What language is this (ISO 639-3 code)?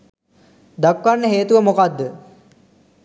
sin